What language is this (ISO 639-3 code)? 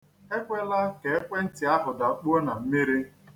ibo